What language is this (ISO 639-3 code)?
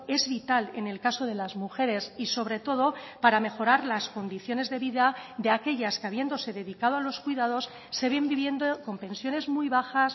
spa